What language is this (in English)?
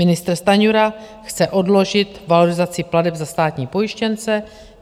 Czech